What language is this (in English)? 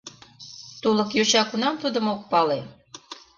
Mari